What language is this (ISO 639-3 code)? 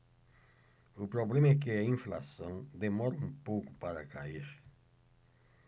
por